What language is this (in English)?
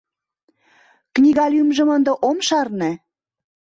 Mari